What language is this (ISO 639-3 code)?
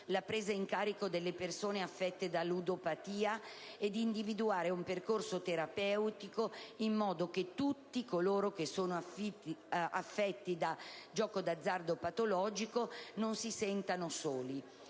ita